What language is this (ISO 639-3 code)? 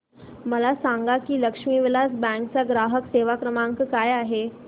mar